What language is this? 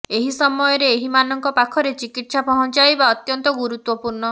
Odia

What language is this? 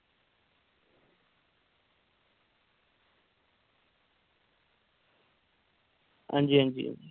Dogri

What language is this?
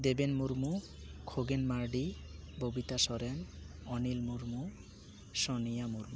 Santali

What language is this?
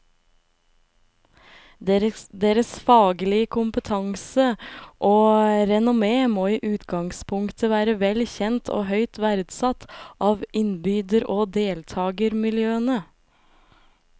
Norwegian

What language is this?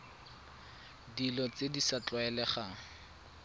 Tswana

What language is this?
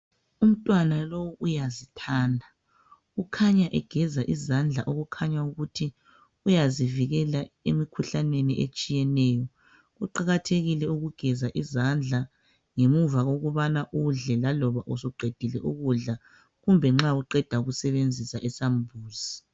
North Ndebele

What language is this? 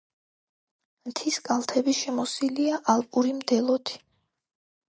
Georgian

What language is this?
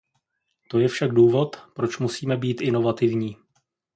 Czech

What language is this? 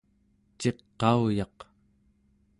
Central Yupik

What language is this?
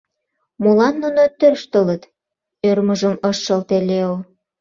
Mari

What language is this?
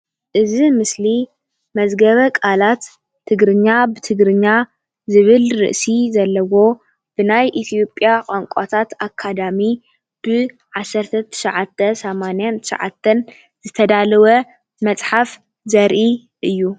Tigrinya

